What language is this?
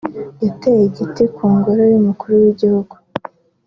Kinyarwanda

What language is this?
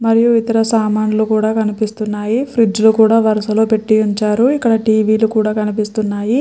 Telugu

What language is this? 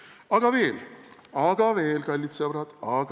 Estonian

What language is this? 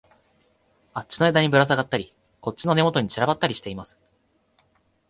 Japanese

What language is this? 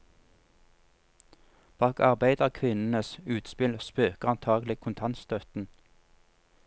Norwegian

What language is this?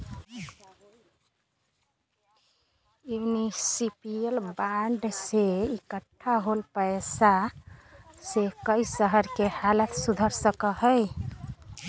Magahi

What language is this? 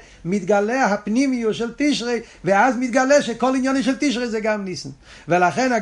Hebrew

